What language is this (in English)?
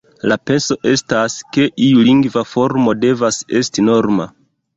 Esperanto